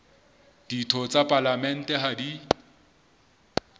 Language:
Southern Sotho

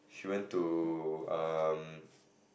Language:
English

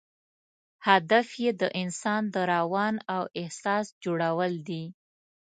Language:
Pashto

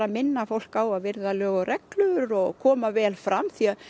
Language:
Icelandic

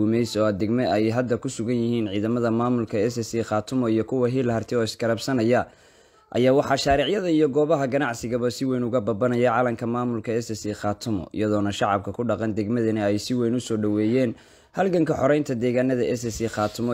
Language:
Arabic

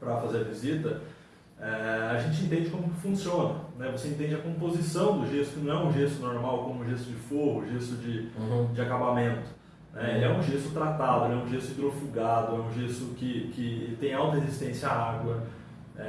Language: Portuguese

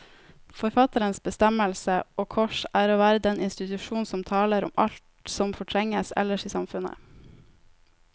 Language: Norwegian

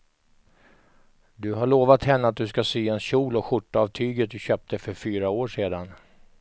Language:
Swedish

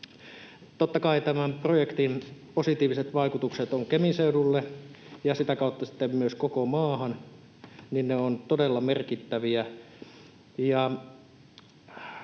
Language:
Finnish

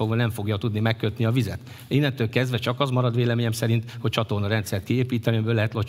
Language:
Hungarian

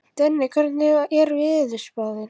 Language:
Icelandic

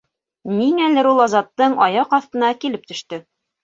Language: Bashkir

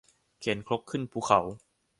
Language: Thai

